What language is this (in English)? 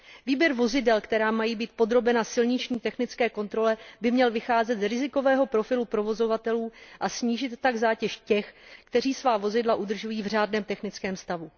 Czech